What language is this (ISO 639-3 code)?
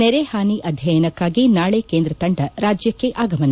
kan